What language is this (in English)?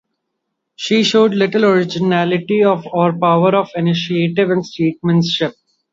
English